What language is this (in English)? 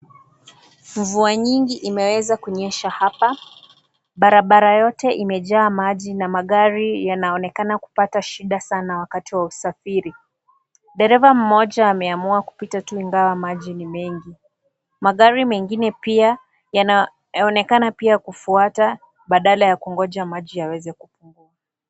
Swahili